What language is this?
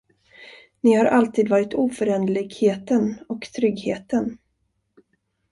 Swedish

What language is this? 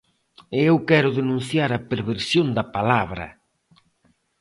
Galician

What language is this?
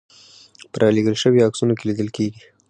Pashto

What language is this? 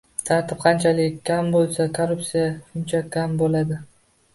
Uzbek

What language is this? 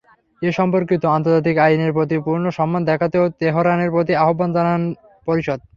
Bangla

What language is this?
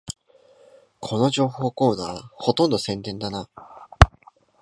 Japanese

